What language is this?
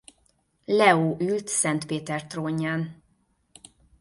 Hungarian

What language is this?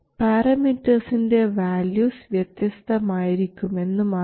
Malayalam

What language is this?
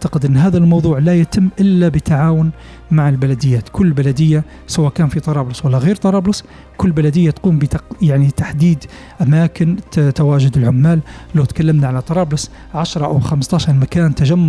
Arabic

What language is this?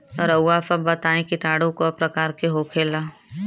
Bhojpuri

